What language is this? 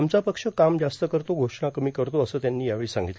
Marathi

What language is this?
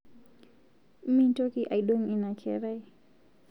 Masai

